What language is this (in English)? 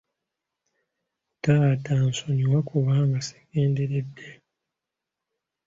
Ganda